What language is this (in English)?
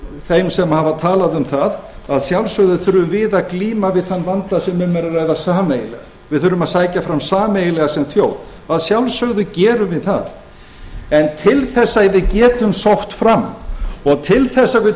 Icelandic